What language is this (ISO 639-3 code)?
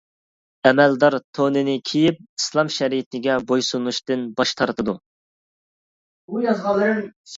uig